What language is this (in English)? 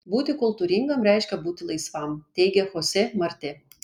Lithuanian